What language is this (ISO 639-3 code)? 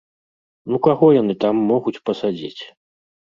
bel